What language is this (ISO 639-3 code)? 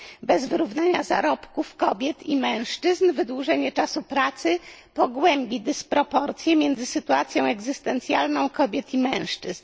pol